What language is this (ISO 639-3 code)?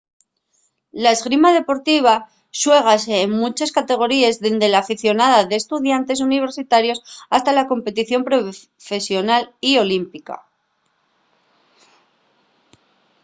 ast